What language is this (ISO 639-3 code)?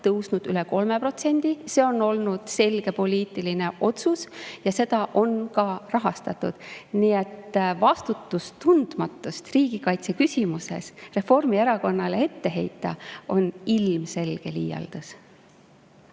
est